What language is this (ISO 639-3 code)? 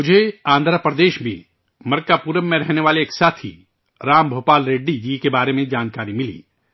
urd